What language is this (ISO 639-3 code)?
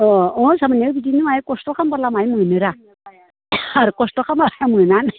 brx